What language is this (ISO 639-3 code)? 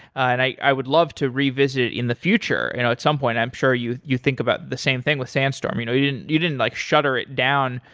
eng